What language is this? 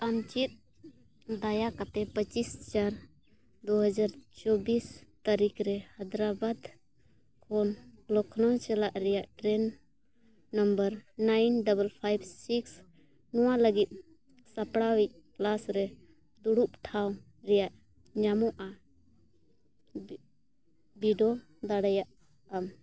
Santali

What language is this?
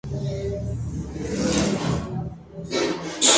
Spanish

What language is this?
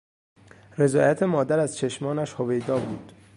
Persian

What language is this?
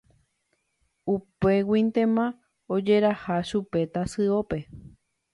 Guarani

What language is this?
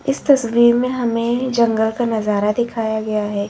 Hindi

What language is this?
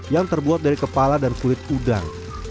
Indonesian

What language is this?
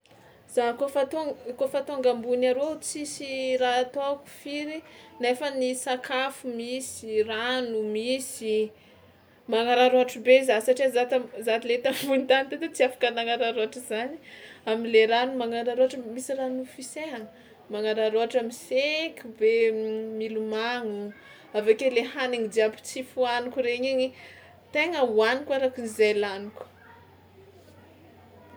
Tsimihety Malagasy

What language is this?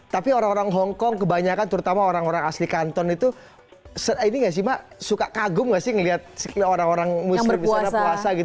Indonesian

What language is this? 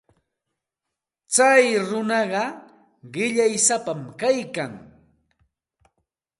Santa Ana de Tusi Pasco Quechua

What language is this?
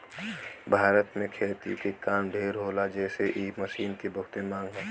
Bhojpuri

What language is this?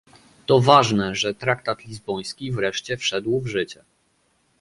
Polish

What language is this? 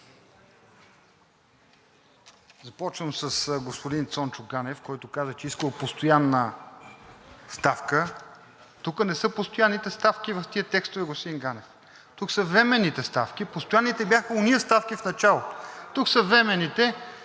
Bulgarian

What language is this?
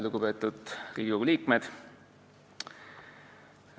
Estonian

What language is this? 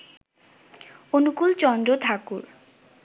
Bangla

